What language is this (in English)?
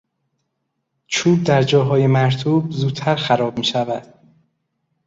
Persian